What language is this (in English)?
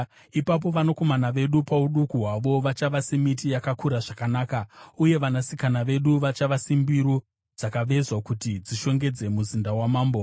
Shona